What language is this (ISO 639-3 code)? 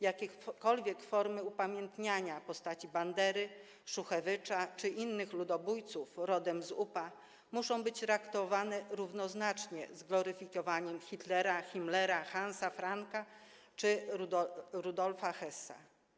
pol